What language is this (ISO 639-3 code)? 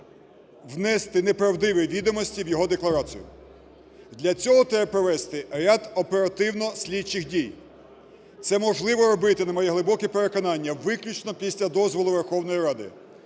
ukr